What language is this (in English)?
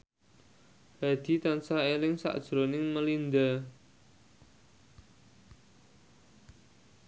Javanese